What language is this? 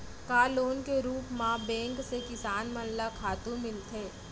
Chhattisgarhi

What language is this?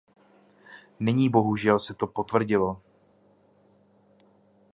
Czech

